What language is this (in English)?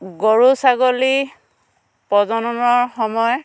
Assamese